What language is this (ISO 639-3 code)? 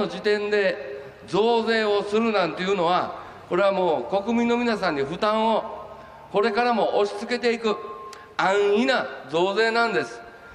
jpn